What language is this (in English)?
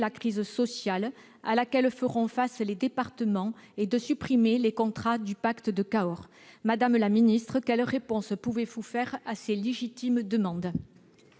French